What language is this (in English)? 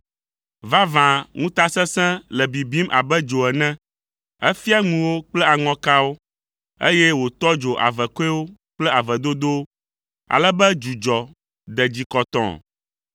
Ewe